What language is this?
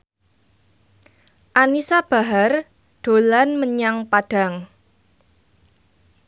Javanese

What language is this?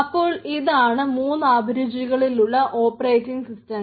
Malayalam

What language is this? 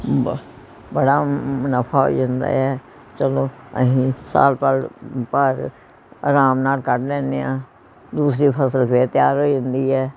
Punjabi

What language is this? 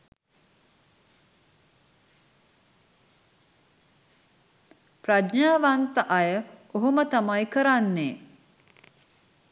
Sinhala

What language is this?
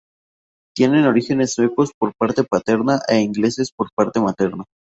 Spanish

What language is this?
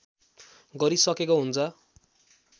Nepali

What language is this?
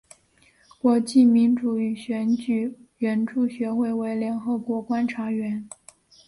Chinese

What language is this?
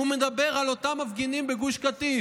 Hebrew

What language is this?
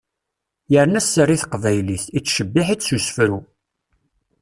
Kabyle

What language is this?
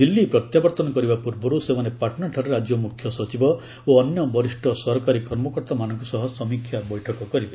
Odia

